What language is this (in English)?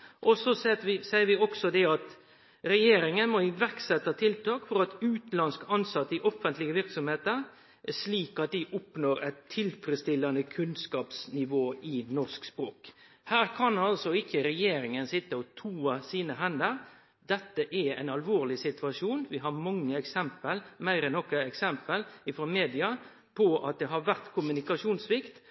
Norwegian Nynorsk